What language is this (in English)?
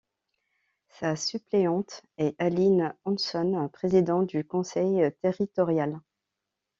French